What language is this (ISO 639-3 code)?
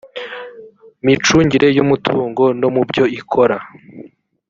kin